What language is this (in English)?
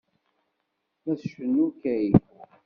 Kabyle